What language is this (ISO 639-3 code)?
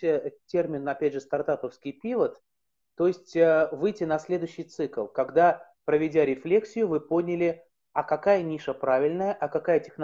rus